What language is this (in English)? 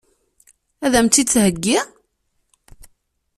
Kabyle